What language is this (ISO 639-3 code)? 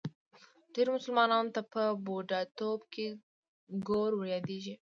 pus